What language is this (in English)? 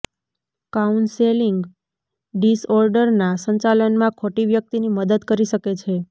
Gujarati